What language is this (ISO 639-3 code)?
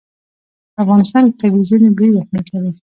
pus